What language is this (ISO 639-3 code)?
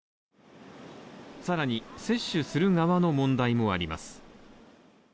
jpn